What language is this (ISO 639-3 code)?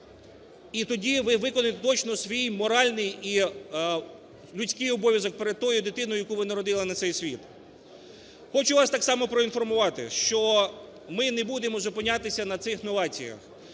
ukr